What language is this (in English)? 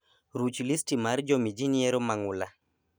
Luo (Kenya and Tanzania)